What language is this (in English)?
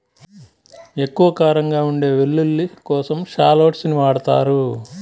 Telugu